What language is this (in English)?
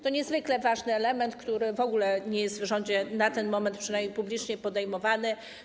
Polish